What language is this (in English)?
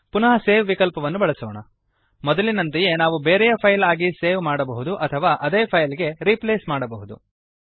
Kannada